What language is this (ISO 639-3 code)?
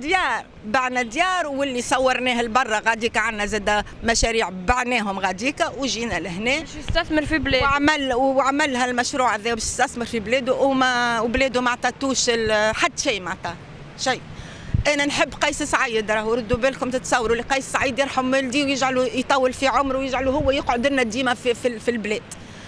ara